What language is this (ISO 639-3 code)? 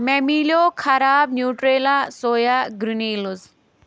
kas